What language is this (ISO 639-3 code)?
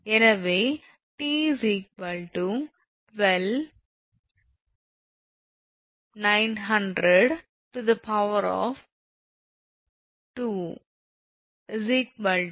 tam